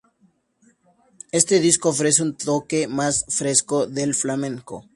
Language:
Spanish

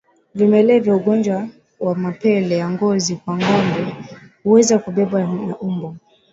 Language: Swahili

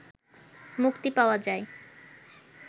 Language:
Bangla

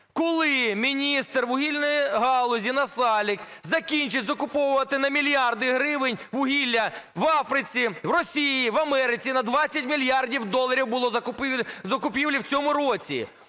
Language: Ukrainian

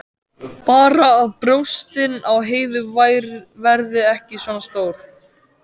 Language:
Icelandic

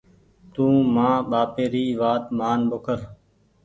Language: Goaria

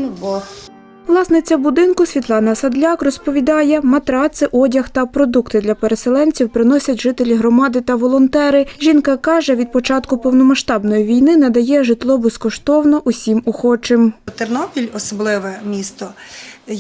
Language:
Ukrainian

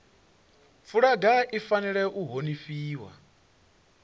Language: Venda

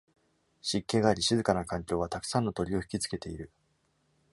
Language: Japanese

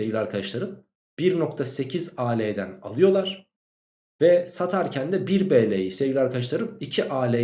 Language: Turkish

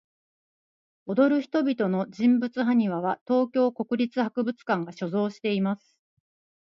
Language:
Japanese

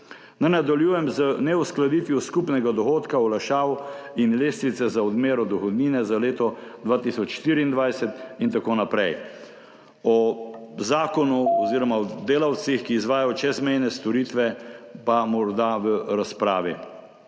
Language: Slovenian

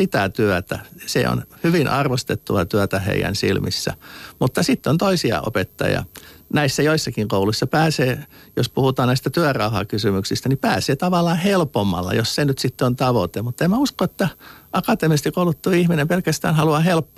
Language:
Finnish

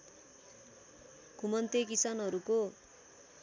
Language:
Nepali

